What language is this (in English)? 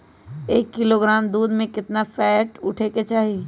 Magahi